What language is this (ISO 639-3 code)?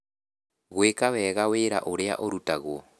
kik